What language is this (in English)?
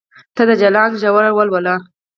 Pashto